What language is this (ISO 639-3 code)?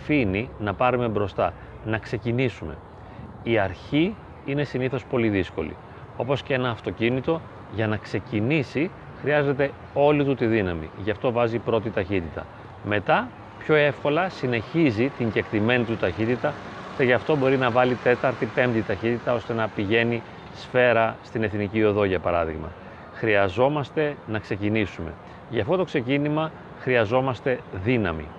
ell